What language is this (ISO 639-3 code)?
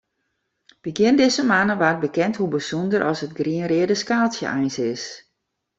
fry